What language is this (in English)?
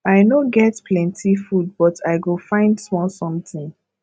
Nigerian Pidgin